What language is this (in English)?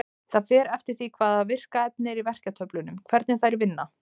Icelandic